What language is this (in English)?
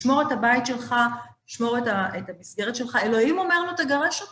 Hebrew